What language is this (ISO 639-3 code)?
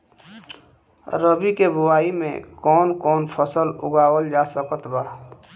bho